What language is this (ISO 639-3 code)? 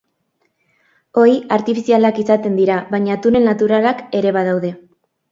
eus